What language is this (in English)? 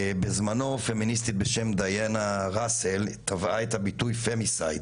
Hebrew